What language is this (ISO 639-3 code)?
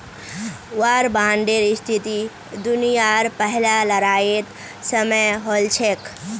mag